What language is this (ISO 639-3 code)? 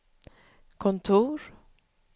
swe